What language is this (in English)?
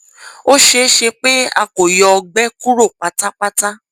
Yoruba